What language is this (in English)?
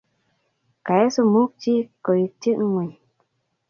Kalenjin